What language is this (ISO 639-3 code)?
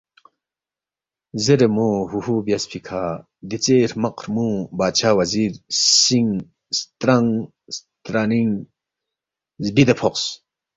bft